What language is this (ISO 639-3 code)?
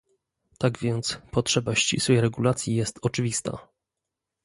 pol